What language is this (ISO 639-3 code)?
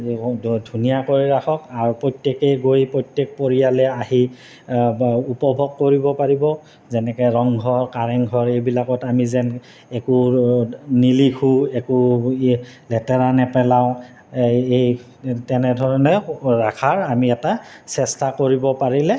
asm